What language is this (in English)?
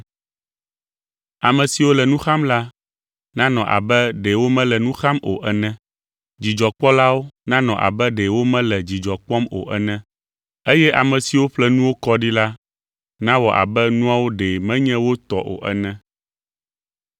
Ewe